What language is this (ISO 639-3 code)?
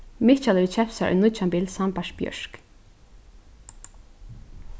fao